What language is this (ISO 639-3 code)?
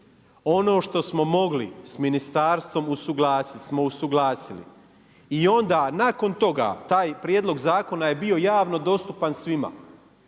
hrv